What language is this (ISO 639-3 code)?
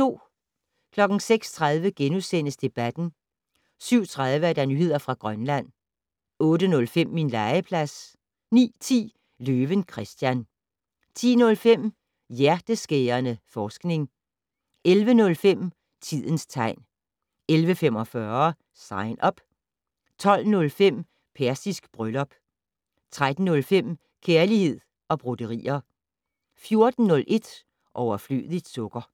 dan